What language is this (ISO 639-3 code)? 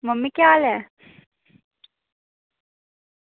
doi